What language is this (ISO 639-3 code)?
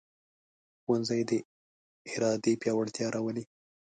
pus